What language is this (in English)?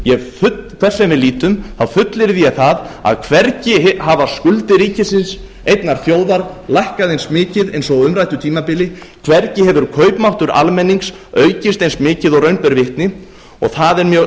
Icelandic